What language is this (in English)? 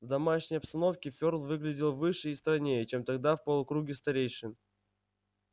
Russian